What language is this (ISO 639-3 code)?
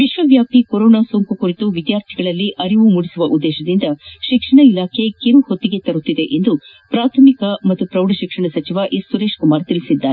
kan